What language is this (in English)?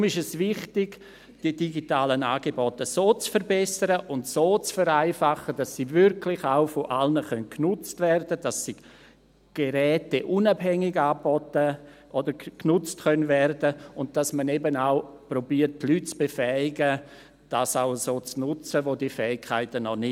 Swiss German